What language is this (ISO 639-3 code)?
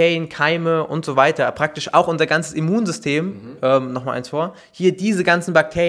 deu